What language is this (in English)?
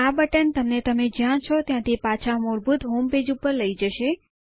Gujarati